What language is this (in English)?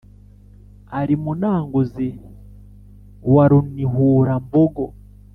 Kinyarwanda